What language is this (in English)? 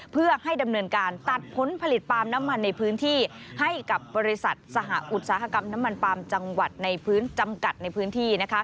Thai